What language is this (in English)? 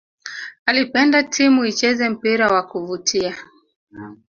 Swahili